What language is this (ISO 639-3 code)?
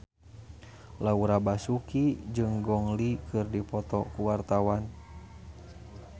sun